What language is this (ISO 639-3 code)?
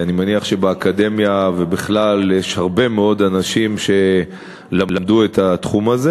heb